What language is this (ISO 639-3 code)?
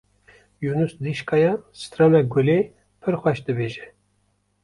kur